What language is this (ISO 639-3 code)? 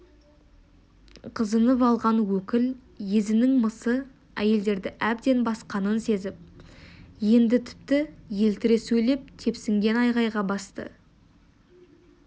kaz